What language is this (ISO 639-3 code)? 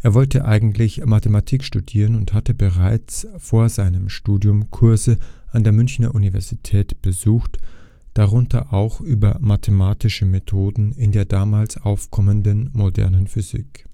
deu